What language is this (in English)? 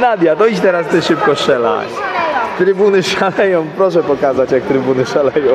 Polish